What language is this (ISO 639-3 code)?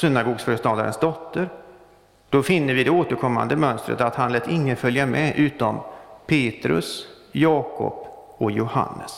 swe